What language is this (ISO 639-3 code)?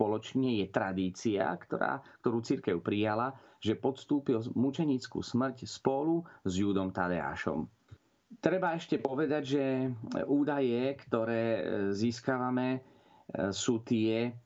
slk